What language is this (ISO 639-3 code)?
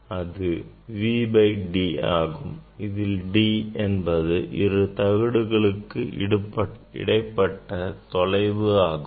tam